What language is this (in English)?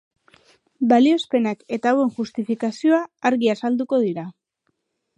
Basque